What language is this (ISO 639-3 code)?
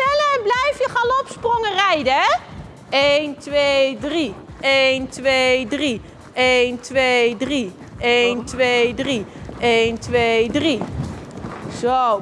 nld